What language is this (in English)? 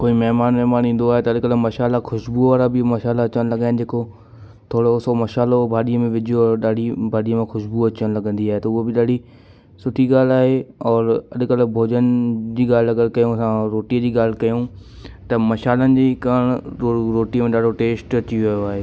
Sindhi